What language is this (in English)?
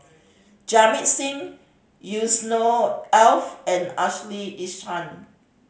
English